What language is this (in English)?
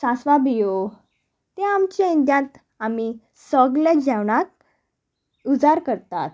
Konkani